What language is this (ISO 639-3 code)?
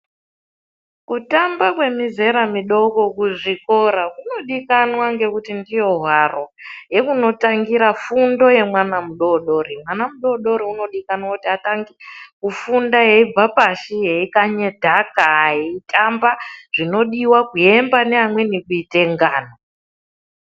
ndc